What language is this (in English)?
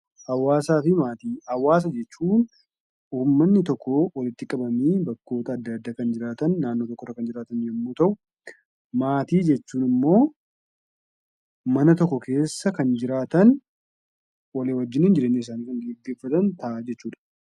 Oromo